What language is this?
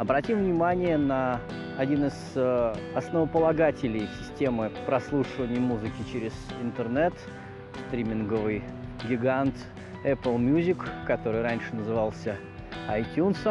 Russian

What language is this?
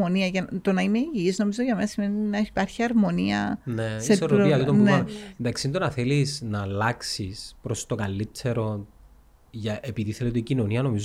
Greek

